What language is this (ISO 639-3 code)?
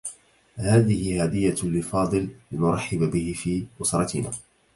ara